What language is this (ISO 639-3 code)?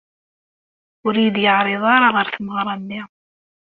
kab